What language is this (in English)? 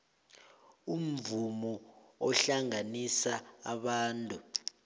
South Ndebele